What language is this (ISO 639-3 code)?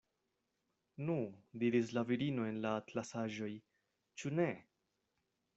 epo